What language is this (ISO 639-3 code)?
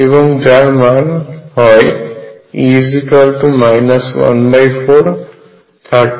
ben